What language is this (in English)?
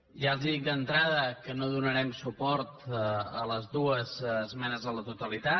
Catalan